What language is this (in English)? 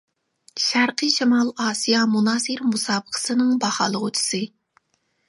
Uyghur